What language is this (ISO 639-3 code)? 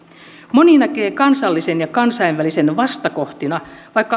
fin